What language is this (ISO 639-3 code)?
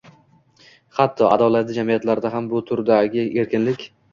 uzb